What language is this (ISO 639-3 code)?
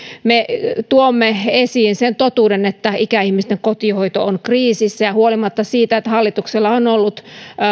fin